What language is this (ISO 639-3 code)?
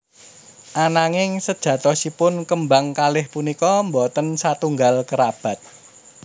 jav